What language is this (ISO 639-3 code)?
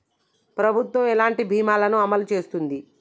tel